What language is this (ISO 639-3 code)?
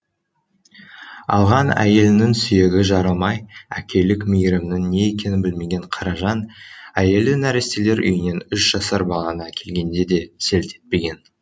kaz